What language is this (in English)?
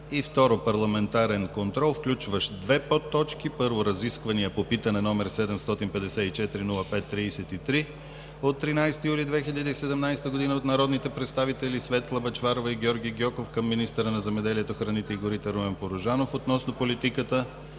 Bulgarian